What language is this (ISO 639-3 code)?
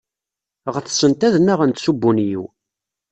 kab